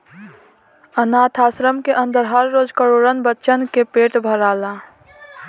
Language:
Bhojpuri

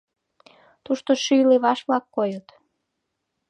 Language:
Mari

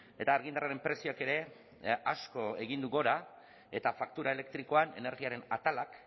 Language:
Basque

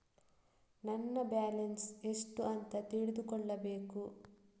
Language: Kannada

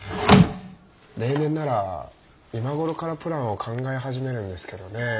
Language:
Japanese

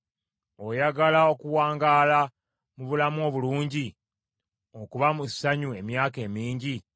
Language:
Ganda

